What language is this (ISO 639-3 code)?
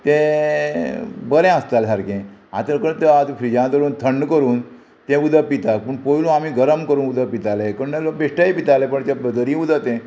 kok